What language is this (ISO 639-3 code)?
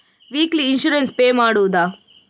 kan